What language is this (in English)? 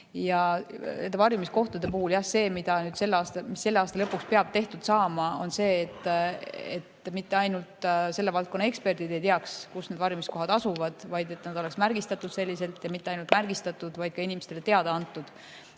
Estonian